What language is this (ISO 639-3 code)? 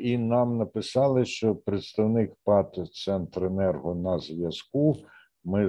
ukr